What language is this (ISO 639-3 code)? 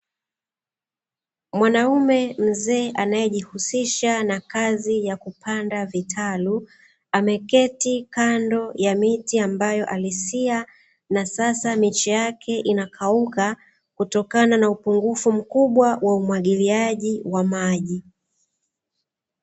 swa